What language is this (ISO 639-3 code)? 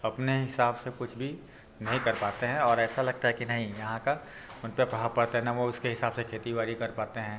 hin